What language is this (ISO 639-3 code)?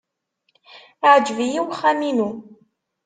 kab